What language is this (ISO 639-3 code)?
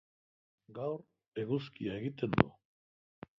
eus